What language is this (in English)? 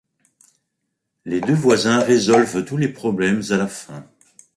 French